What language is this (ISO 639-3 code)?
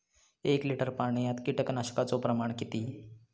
mar